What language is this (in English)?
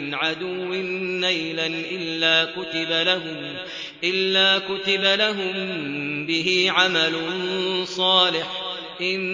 Arabic